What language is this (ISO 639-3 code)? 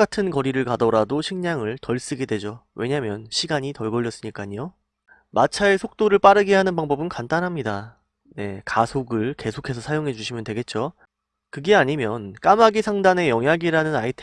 kor